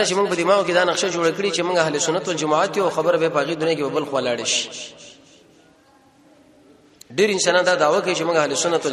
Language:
Arabic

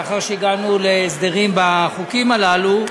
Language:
Hebrew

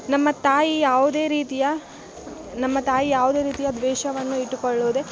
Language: Kannada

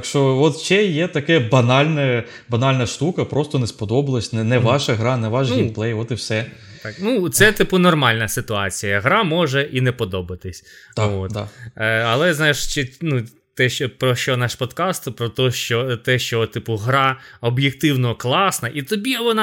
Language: Ukrainian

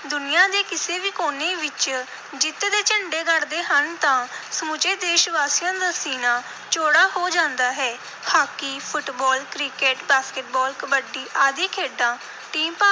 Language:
Punjabi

